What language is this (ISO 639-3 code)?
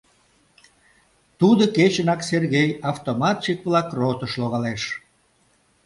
chm